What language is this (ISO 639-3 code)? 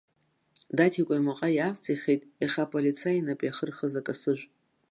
abk